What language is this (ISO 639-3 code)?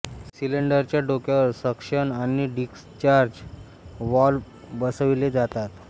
mar